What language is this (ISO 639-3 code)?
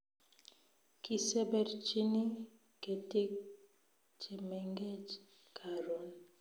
kln